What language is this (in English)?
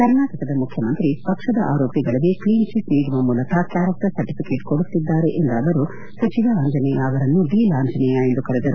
Kannada